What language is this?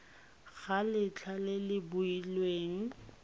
Tswana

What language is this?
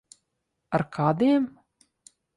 Latvian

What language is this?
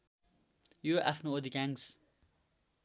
Nepali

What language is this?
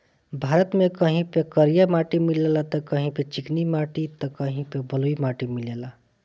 Bhojpuri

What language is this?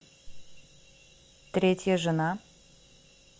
Russian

